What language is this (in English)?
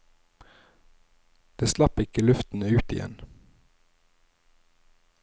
Norwegian